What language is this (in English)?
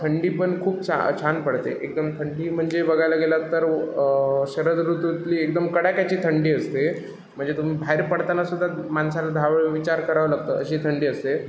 Marathi